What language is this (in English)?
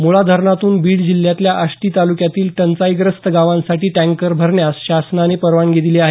Marathi